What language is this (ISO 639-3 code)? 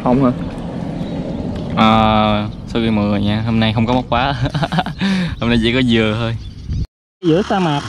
vie